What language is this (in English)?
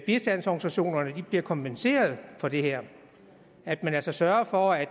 Danish